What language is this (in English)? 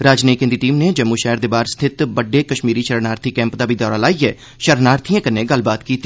Dogri